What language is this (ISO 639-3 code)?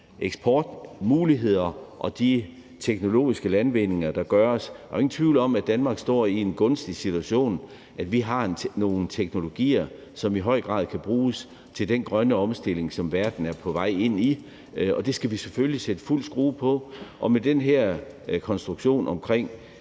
dan